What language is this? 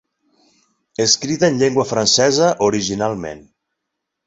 Catalan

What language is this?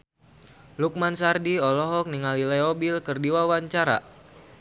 Sundanese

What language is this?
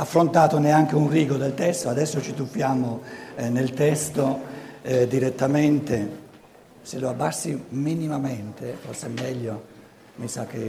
Italian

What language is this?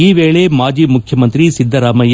Kannada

